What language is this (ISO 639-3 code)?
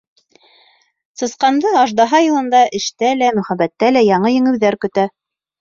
bak